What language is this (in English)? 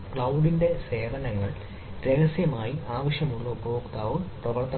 Malayalam